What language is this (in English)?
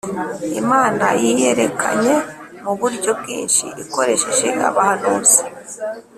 Kinyarwanda